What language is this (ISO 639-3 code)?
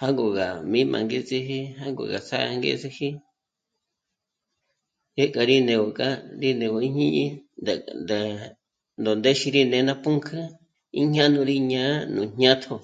mmc